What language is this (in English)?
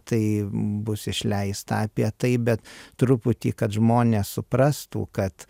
Lithuanian